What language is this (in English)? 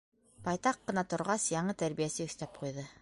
Bashkir